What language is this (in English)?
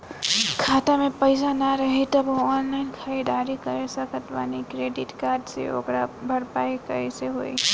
Bhojpuri